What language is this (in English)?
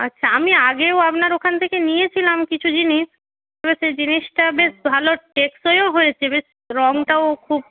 Bangla